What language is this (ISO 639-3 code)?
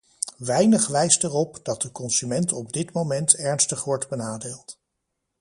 nld